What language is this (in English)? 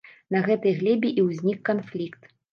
Belarusian